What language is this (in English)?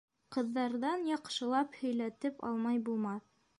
Bashkir